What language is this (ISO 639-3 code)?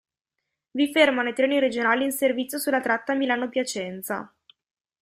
ita